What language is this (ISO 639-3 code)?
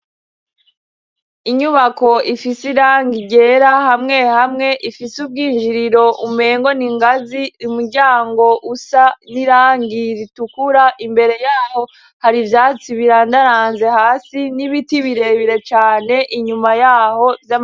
run